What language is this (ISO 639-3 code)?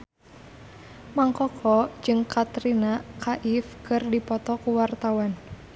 sun